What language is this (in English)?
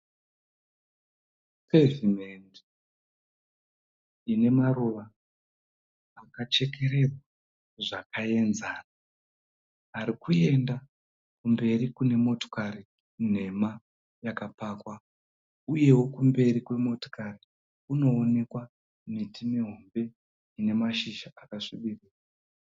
Shona